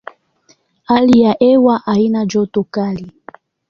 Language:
Swahili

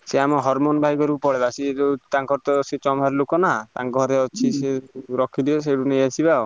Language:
Odia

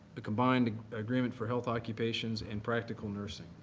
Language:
English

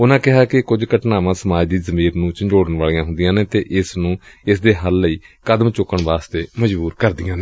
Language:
Punjabi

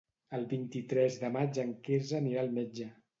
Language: Catalan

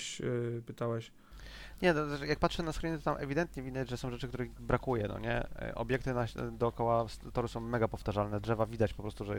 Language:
Polish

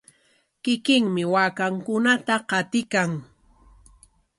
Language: Corongo Ancash Quechua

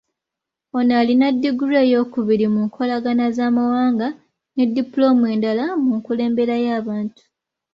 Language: Ganda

